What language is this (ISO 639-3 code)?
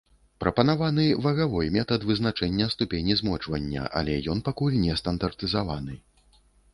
bel